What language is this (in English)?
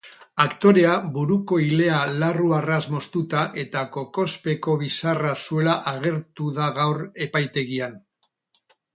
Basque